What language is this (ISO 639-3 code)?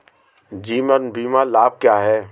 hin